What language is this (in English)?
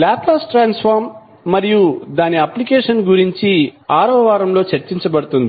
Telugu